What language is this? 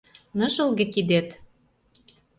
Mari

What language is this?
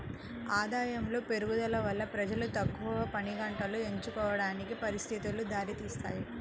Telugu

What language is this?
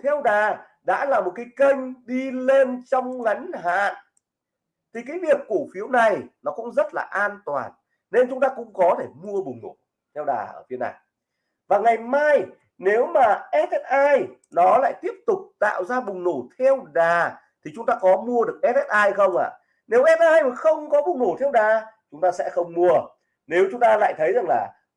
Vietnamese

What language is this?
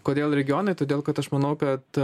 Lithuanian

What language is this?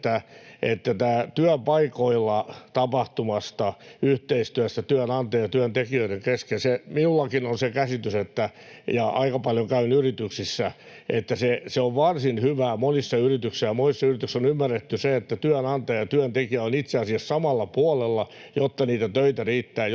Finnish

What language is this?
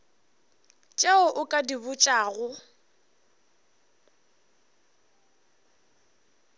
Northern Sotho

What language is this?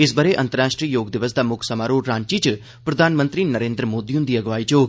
Dogri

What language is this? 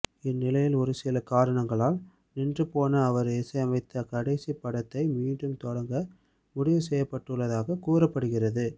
Tamil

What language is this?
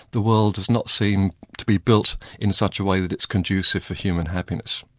English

